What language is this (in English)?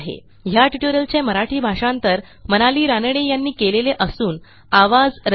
Marathi